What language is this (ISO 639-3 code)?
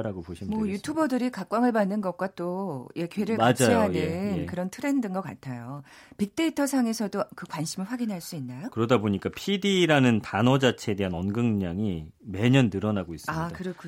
kor